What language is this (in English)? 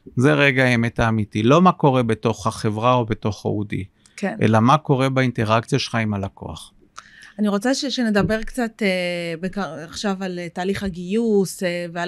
Hebrew